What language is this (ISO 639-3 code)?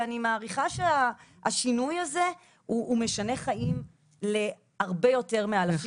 heb